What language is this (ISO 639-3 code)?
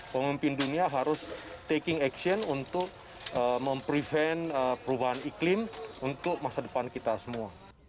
ind